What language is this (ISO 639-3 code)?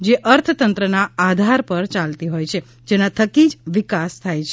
guj